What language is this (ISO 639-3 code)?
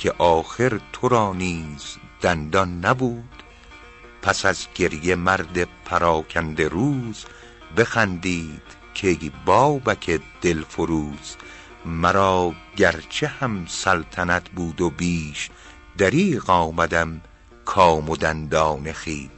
fas